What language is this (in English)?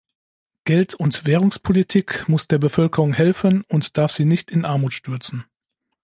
German